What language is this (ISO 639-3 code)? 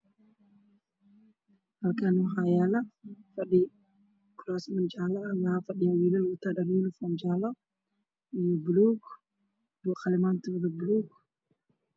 som